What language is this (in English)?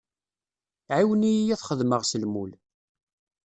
Kabyle